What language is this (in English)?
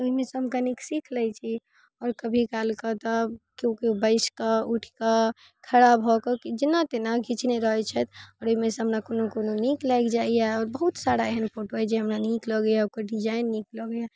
Maithili